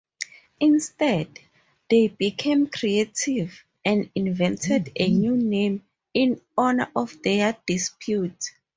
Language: English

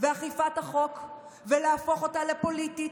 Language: Hebrew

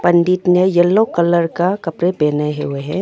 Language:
Hindi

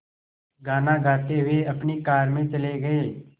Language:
Hindi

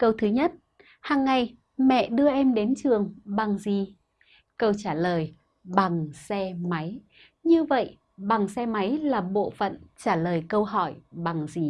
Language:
Vietnamese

